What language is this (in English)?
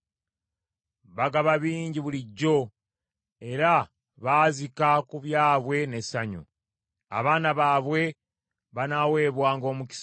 Ganda